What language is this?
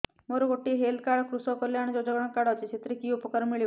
Odia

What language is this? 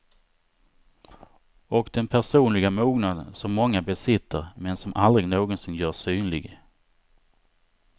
Swedish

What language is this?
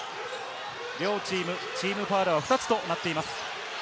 Japanese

